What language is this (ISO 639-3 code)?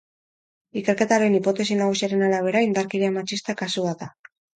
eus